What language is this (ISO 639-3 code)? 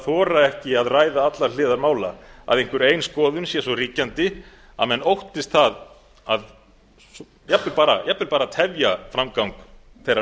isl